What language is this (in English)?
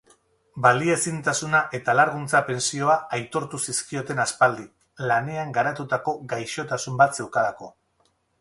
Basque